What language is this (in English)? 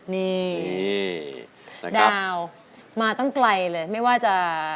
Thai